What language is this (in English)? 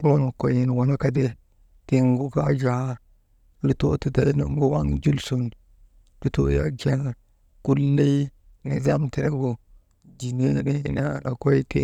Maba